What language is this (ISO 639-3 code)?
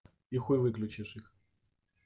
rus